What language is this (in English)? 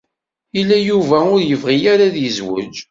Kabyle